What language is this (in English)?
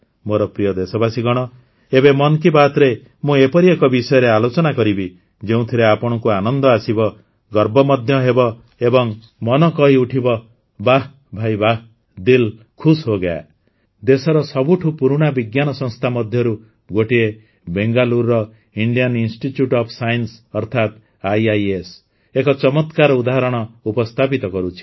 Odia